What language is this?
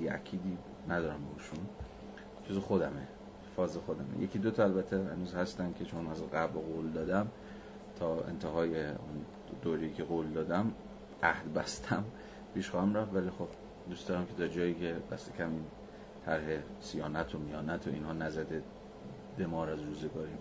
Persian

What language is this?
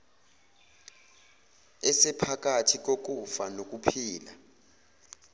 Zulu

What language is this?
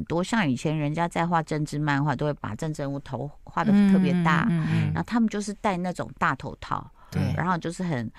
Chinese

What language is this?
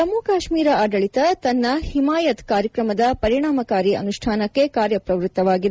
Kannada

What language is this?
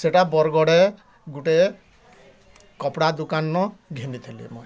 Odia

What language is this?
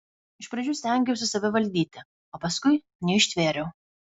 Lithuanian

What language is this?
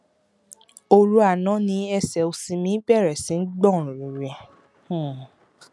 Yoruba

